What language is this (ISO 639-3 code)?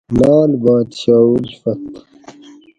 gwc